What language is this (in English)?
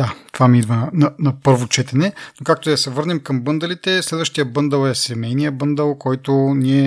Bulgarian